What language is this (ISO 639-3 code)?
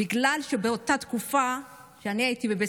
heb